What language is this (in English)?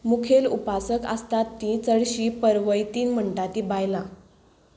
Konkani